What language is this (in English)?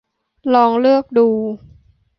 Thai